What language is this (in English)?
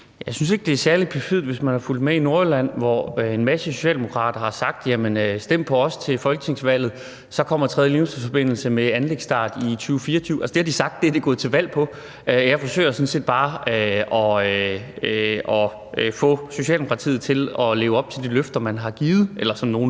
Danish